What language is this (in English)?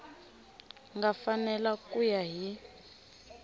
Tsonga